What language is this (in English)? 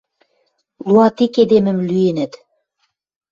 Western Mari